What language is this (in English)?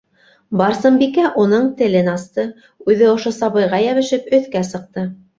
Bashkir